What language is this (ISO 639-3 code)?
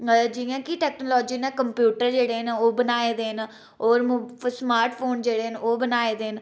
doi